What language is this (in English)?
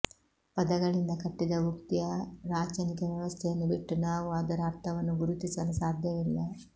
Kannada